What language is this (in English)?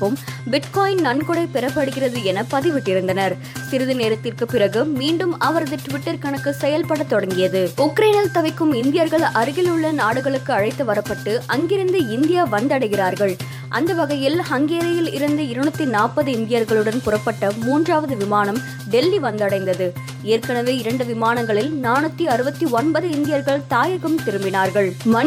Tamil